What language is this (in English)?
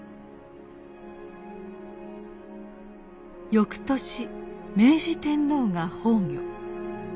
Japanese